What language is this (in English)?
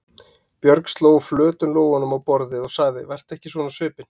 Icelandic